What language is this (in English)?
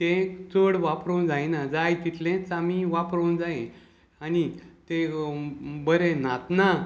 Konkani